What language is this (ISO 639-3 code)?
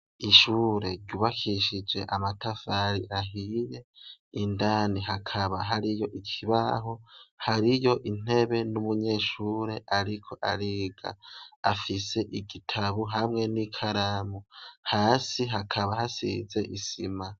run